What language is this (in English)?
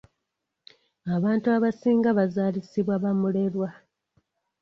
Ganda